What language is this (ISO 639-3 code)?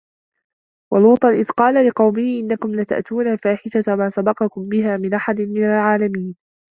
ara